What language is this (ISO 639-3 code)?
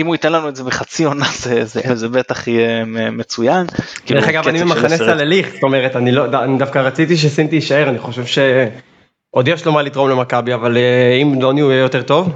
heb